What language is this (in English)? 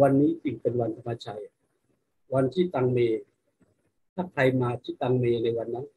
Thai